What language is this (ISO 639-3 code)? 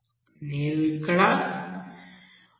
tel